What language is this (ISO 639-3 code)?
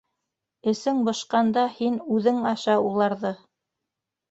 bak